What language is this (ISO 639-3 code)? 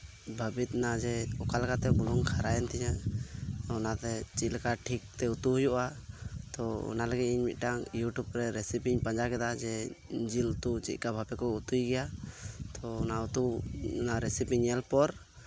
sat